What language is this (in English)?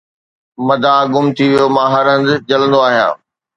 Sindhi